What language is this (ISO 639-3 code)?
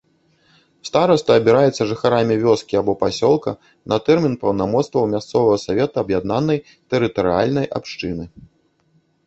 bel